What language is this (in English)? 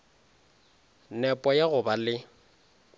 Northern Sotho